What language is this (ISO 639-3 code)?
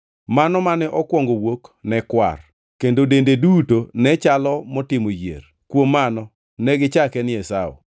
luo